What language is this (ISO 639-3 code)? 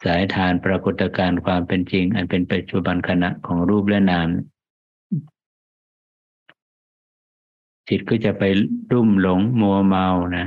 tha